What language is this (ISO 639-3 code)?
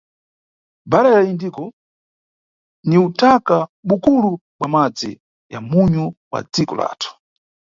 nyu